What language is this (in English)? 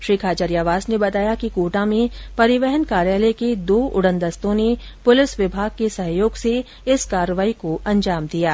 Hindi